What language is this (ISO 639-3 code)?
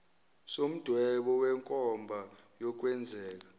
zul